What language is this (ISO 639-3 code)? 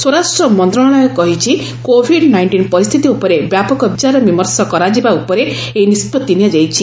ori